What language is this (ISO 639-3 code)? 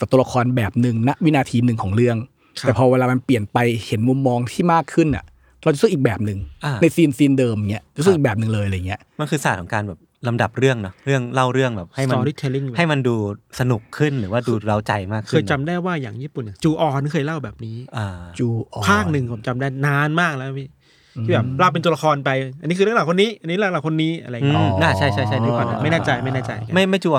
tha